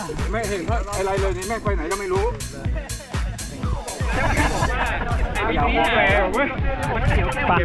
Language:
Thai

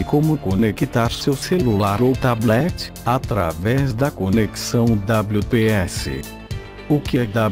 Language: Portuguese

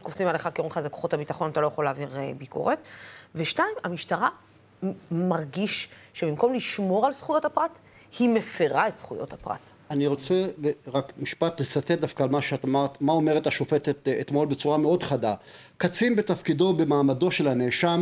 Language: Hebrew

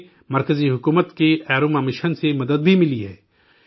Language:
Urdu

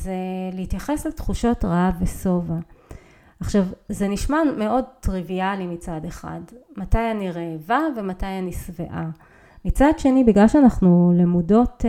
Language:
Hebrew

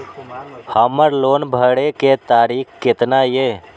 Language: Maithili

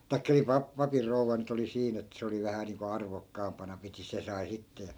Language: Finnish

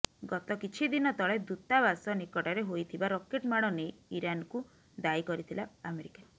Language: Odia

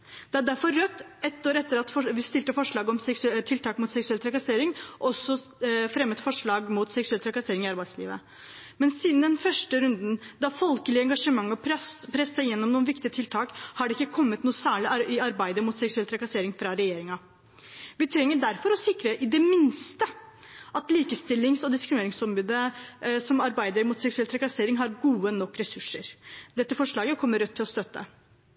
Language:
Norwegian Bokmål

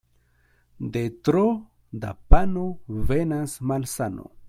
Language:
Esperanto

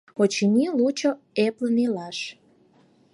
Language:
Mari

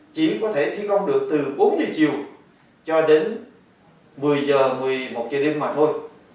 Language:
Vietnamese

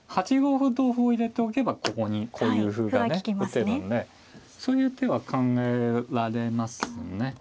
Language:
Japanese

